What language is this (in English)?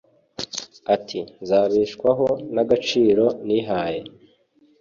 Kinyarwanda